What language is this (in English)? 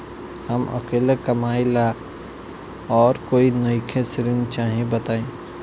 Bhojpuri